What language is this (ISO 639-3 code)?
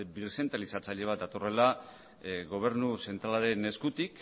eus